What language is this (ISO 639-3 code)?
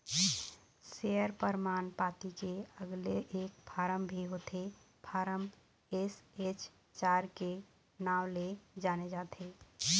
hne